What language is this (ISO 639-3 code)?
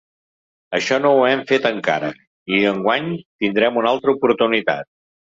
cat